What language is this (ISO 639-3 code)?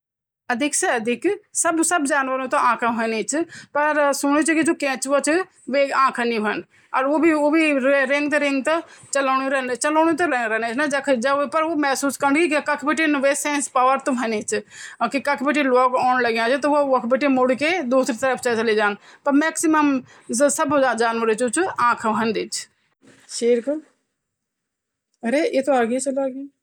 gbm